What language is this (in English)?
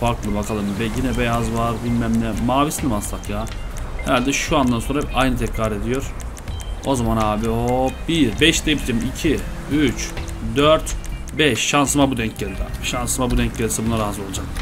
Turkish